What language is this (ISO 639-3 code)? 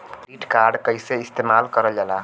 bho